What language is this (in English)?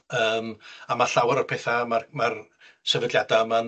Welsh